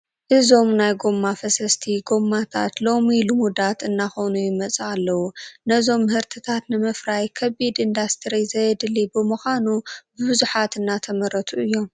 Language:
Tigrinya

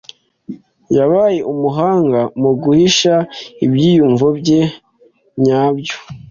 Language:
Kinyarwanda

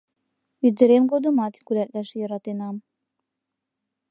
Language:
Mari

